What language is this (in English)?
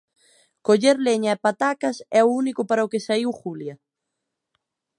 Galician